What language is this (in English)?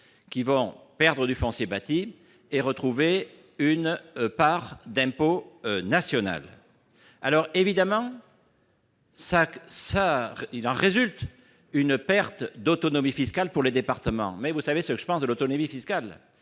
French